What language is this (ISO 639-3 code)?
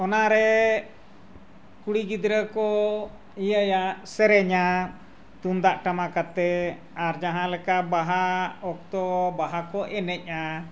sat